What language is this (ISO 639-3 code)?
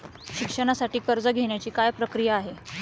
mar